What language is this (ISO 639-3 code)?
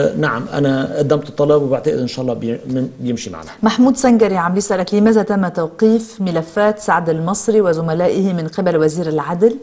ara